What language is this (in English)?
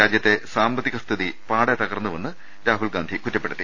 Malayalam